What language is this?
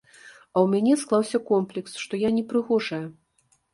Belarusian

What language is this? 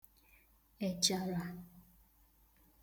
Igbo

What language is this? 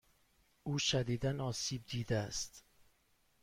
Persian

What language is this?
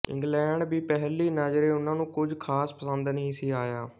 Punjabi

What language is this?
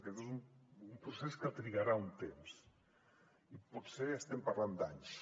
Catalan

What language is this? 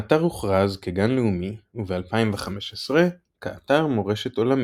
Hebrew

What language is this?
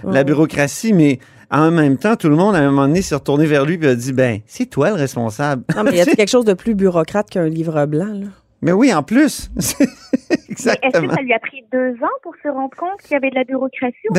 French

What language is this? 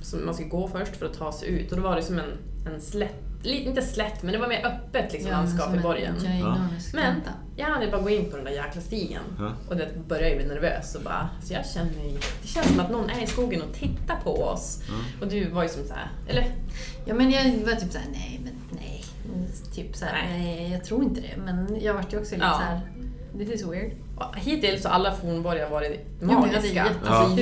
Swedish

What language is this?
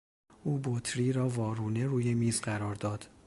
Persian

